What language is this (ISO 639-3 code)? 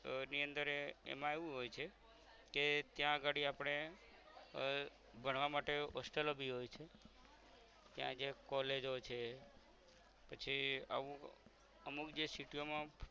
guj